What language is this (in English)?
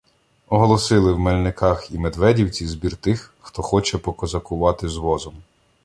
Ukrainian